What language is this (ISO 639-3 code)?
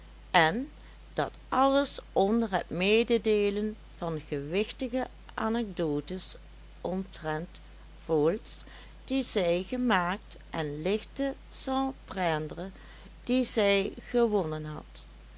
nld